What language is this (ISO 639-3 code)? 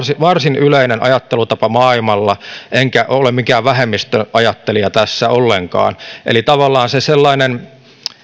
fin